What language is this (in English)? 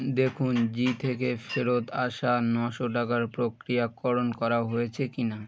Bangla